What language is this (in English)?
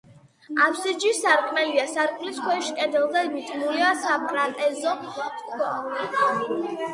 Georgian